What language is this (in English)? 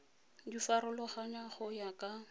Tswana